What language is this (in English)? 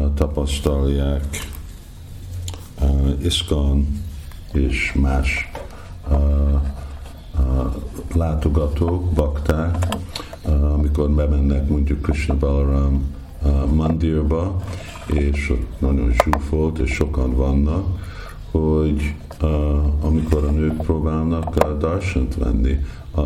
Hungarian